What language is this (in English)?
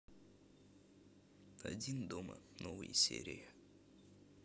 Russian